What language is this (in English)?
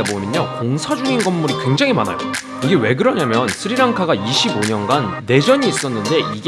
Korean